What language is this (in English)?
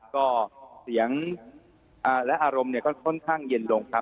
Thai